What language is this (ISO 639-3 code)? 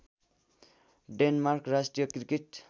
nep